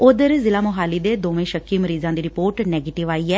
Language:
Punjabi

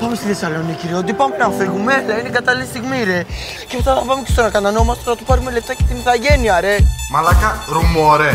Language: Greek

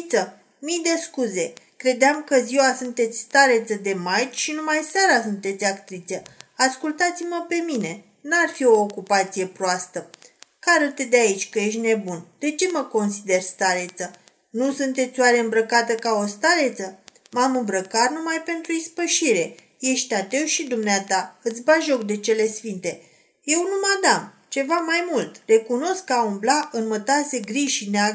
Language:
Romanian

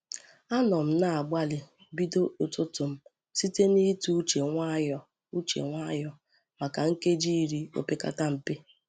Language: Igbo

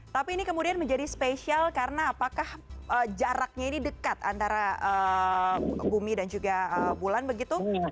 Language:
Indonesian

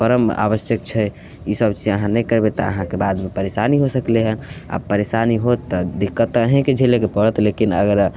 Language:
Maithili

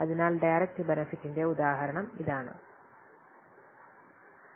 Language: Malayalam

